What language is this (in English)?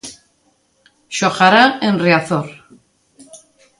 Galician